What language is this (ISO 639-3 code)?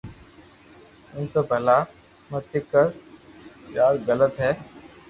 lrk